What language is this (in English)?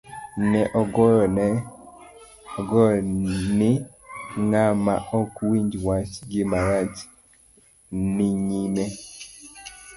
Luo (Kenya and Tanzania)